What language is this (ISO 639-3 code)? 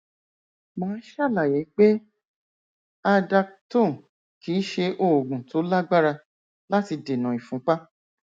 yor